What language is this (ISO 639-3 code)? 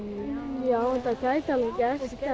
isl